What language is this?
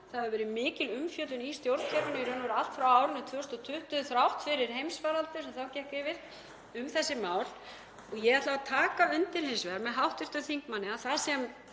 Icelandic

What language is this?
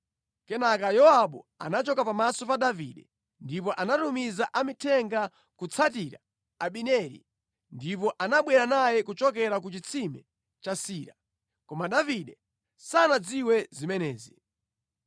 Nyanja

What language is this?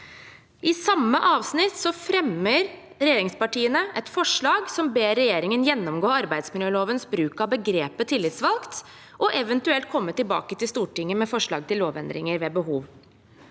Norwegian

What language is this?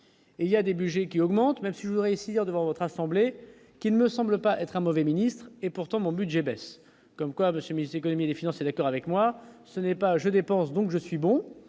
French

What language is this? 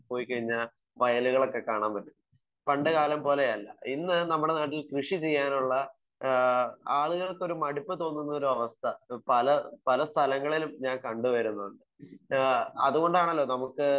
Malayalam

